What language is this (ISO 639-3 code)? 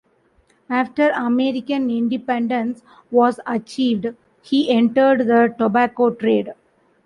eng